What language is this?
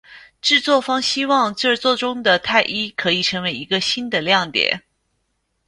Chinese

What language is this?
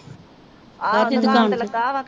Punjabi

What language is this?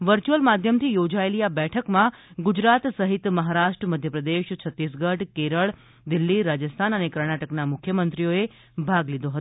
Gujarati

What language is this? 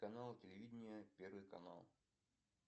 Russian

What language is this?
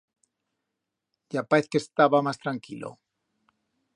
Aragonese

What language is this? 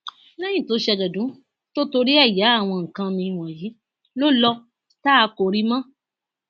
Yoruba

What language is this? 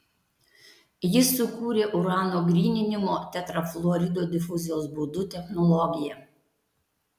Lithuanian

